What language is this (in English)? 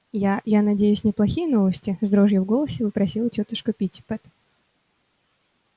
Russian